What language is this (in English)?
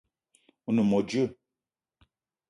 Eton (Cameroon)